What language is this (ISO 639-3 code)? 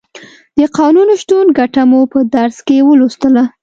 pus